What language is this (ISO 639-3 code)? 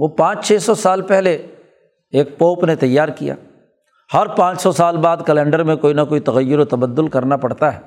urd